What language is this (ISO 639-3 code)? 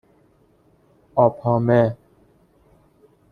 fas